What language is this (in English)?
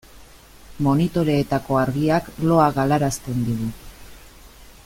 Basque